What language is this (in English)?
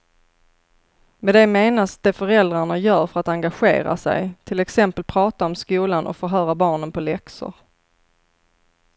Swedish